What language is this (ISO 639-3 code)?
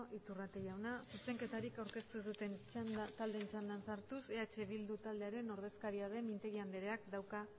eus